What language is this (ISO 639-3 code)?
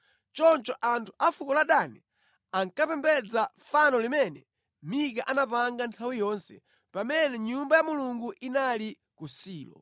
nya